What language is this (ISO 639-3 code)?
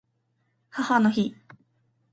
jpn